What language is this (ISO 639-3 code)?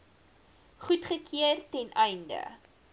afr